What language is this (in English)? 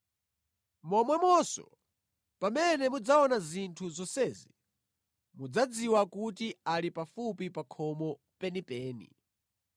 Nyanja